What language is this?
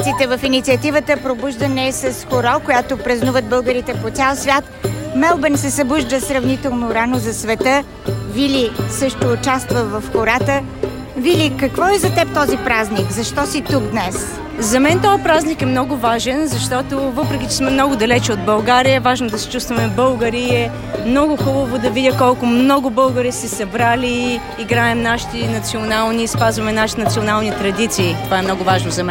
Bulgarian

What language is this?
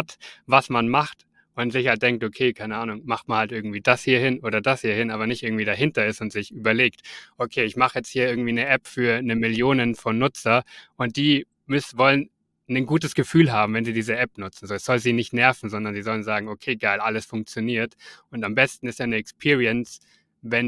German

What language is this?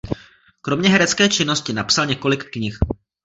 Czech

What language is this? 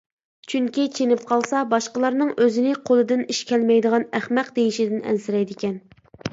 Uyghur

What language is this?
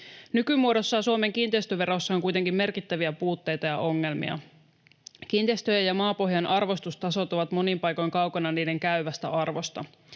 Finnish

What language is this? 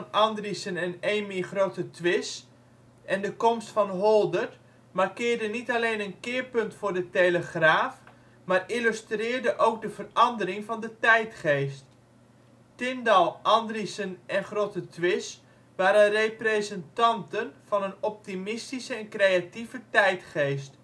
Dutch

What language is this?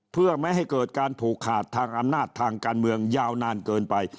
Thai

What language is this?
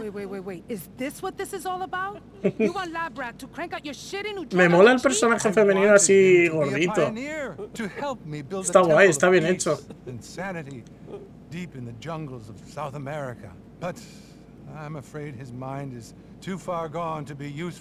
Spanish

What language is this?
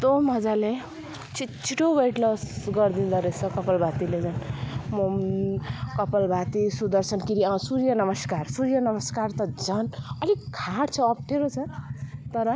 Nepali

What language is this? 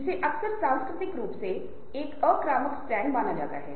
Hindi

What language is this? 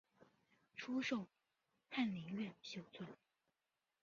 Chinese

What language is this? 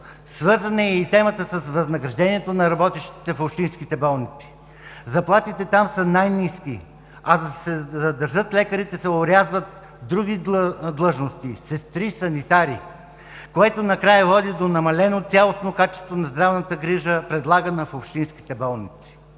Bulgarian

